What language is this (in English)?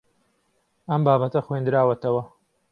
Central Kurdish